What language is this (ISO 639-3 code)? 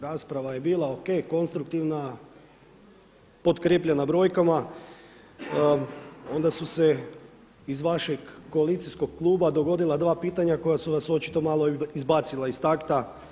hrv